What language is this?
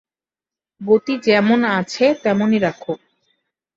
Bangla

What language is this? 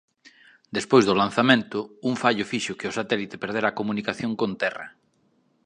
Galician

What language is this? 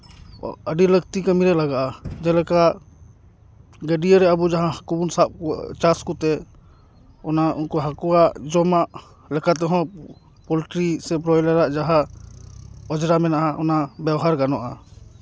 Santali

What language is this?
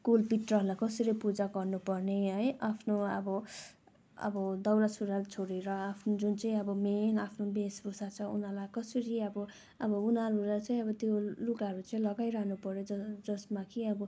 Nepali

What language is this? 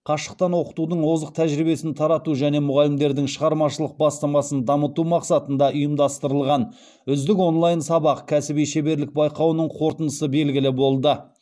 Kazakh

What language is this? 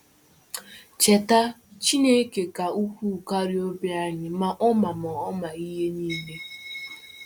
Igbo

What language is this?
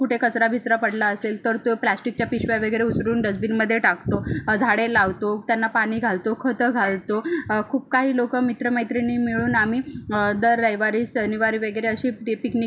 Marathi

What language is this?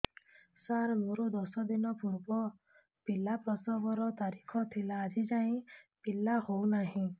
Odia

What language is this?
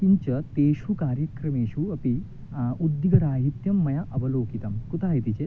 Sanskrit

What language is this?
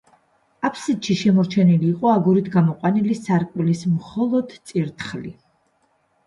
Georgian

